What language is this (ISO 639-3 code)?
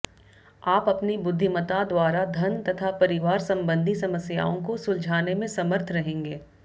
hin